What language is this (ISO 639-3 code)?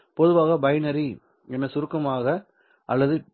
tam